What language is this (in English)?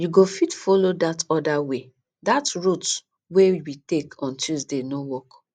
Nigerian Pidgin